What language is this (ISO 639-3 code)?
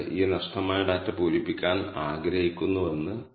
mal